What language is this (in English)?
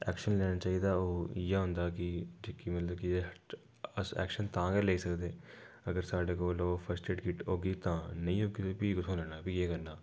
Dogri